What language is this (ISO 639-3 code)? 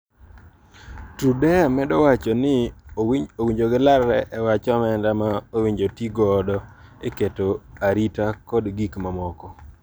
luo